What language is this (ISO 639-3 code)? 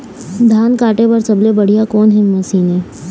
hne